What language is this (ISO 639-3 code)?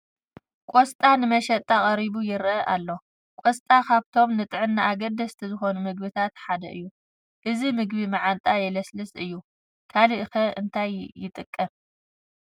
tir